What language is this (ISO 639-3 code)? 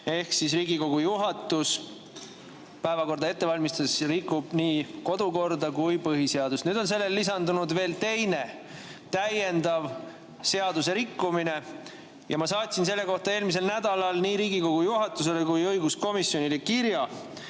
est